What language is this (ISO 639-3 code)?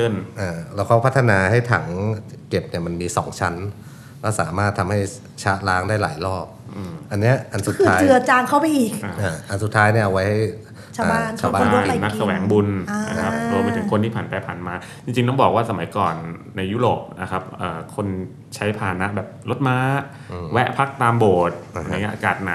tha